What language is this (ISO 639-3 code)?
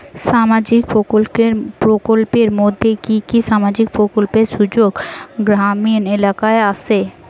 ben